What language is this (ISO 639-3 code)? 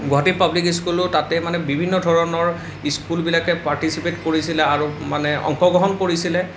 asm